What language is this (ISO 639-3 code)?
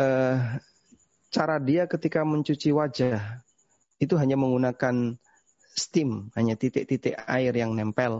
ind